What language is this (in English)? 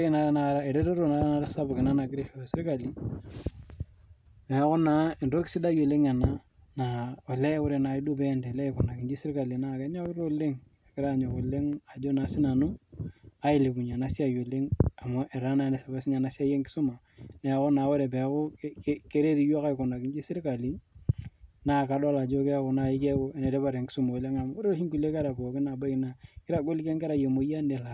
Masai